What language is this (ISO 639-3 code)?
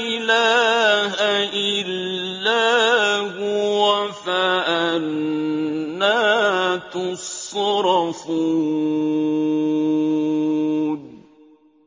ara